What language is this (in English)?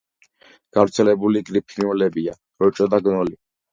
Georgian